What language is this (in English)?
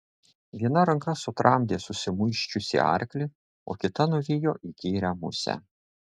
Lithuanian